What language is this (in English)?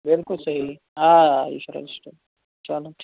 Kashmiri